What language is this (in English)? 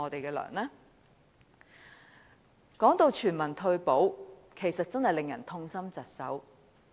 Cantonese